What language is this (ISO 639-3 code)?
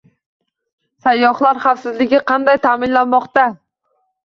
uzb